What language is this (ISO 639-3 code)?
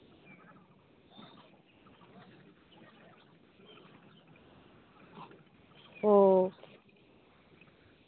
sat